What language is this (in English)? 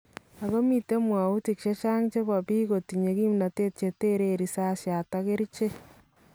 Kalenjin